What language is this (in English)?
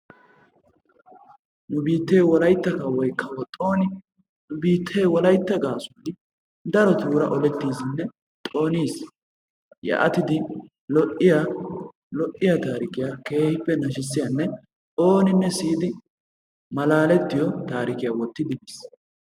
Wolaytta